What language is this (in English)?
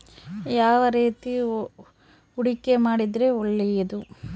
Kannada